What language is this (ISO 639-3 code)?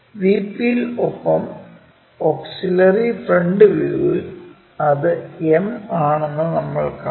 mal